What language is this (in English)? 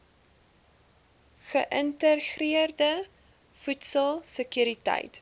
Afrikaans